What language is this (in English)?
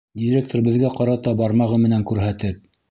Bashkir